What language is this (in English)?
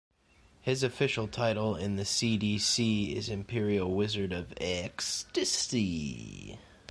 English